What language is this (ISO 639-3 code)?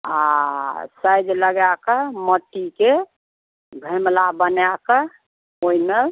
mai